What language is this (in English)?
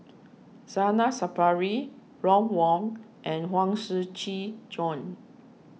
English